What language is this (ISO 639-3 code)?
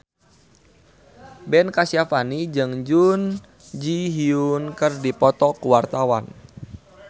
sun